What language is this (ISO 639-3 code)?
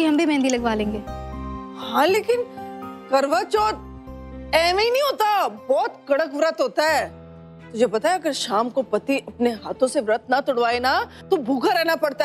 hin